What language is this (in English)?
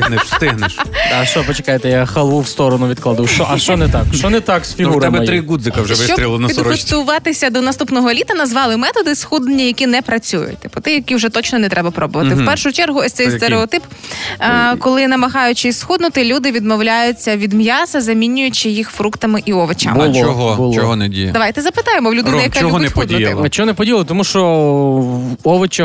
Ukrainian